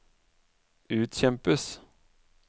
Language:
Norwegian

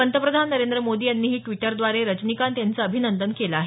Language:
Marathi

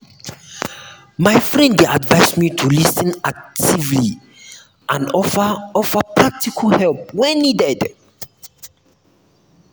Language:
Nigerian Pidgin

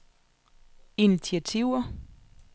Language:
Danish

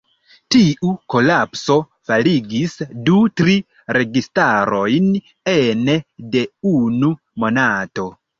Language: Esperanto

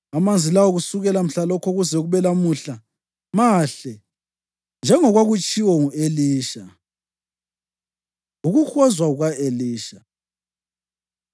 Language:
North Ndebele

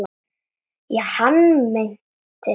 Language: Icelandic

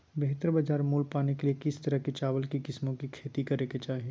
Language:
Magahi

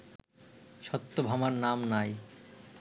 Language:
Bangla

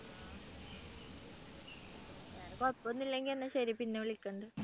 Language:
Malayalam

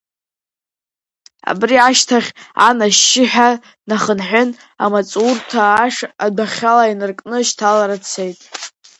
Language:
Abkhazian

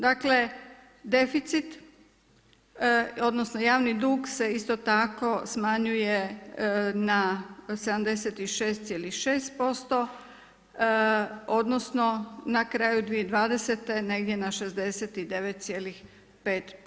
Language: Croatian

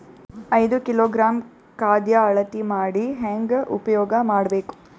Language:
Kannada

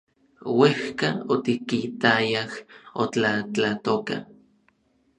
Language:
Orizaba Nahuatl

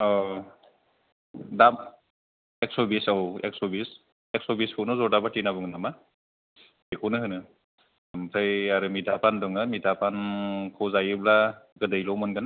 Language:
Bodo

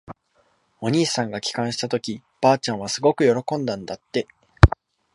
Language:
Japanese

